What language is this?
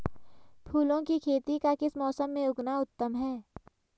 Hindi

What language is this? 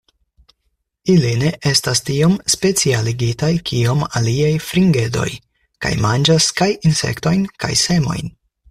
Esperanto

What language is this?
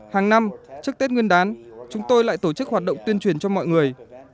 Vietnamese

